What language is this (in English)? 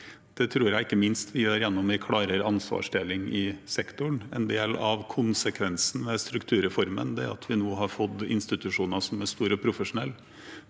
Norwegian